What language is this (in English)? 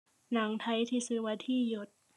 Thai